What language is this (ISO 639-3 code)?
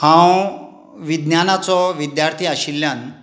kok